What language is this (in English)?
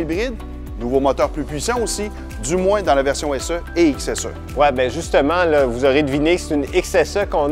French